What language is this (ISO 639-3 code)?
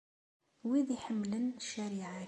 kab